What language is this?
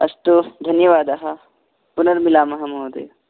Sanskrit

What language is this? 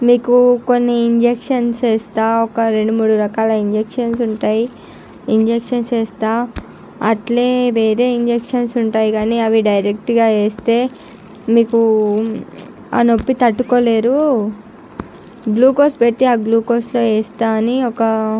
Telugu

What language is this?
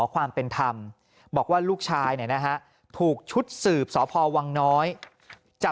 Thai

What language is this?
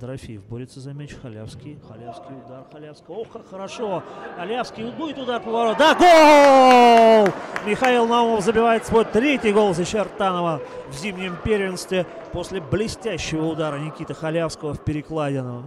Russian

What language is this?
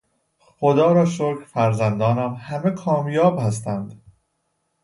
Persian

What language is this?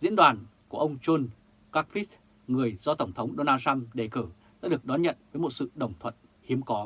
Vietnamese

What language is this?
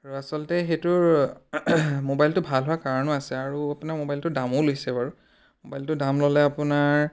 Assamese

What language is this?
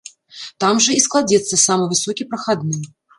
Belarusian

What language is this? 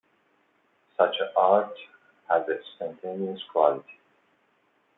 English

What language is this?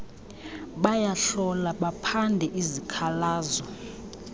Xhosa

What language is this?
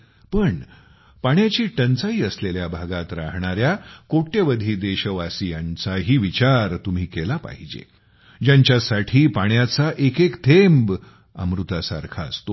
Marathi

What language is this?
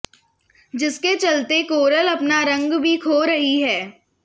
Hindi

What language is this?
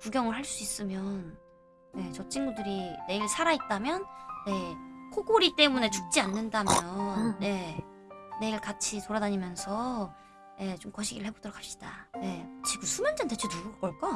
Korean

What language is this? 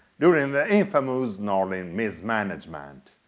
English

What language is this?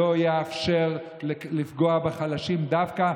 Hebrew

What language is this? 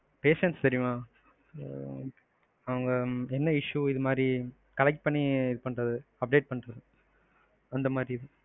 Tamil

